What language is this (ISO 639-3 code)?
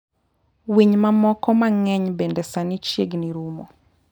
luo